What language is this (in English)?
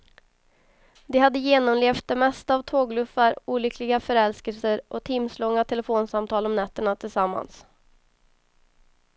Swedish